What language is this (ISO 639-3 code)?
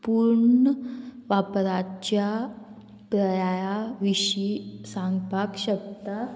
kok